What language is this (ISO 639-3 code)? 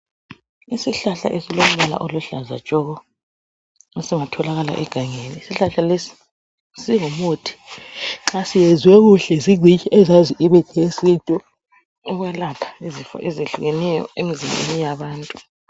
nde